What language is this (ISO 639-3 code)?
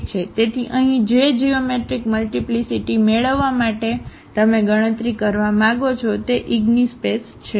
guj